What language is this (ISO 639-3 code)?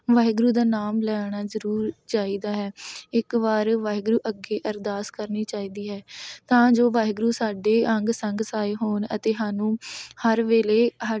pan